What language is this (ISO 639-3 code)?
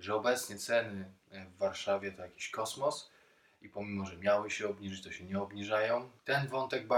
pol